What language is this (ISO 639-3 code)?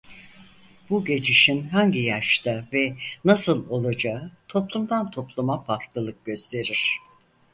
tur